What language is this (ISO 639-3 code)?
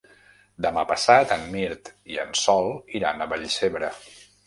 cat